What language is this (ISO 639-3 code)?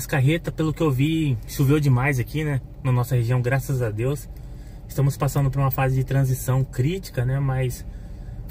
por